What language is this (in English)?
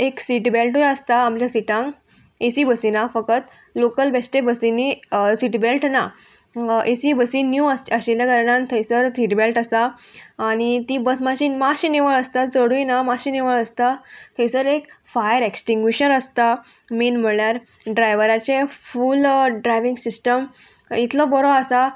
Konkani